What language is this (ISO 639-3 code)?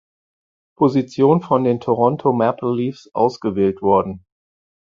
deu